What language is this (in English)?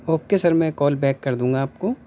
Urdu